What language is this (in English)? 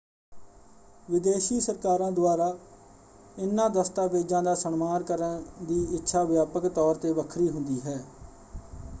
Punjabi